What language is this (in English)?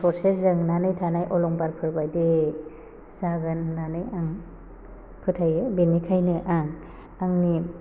Bodo